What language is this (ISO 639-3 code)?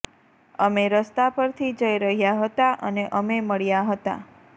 guj